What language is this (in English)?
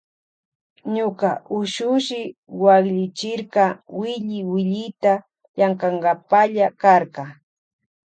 Loja Highland Quichua